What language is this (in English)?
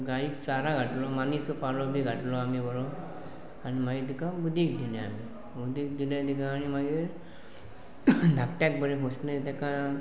Konkani